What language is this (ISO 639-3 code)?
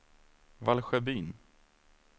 swe